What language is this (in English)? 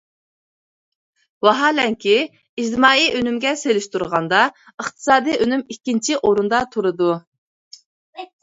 Uyghur